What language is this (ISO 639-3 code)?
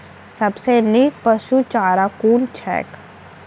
mai